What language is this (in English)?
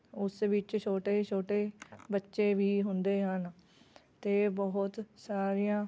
Punjabi